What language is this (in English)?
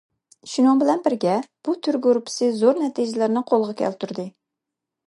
Uyghur